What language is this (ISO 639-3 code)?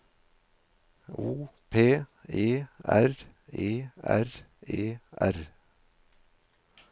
nor